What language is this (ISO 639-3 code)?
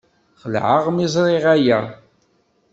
kab